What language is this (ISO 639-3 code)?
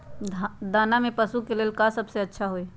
mag